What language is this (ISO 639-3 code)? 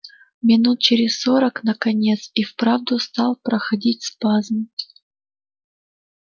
rus